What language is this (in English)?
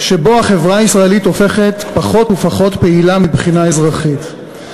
Hebrew